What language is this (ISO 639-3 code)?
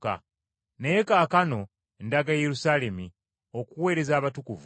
lug